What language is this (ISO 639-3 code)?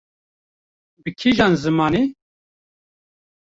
kur